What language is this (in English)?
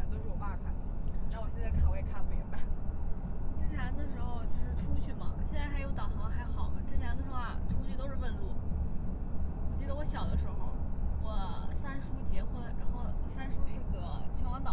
Chinese